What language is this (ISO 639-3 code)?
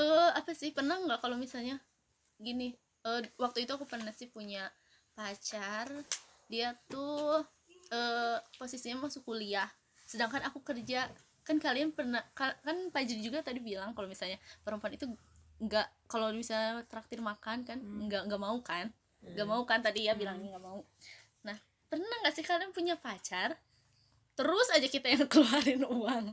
ind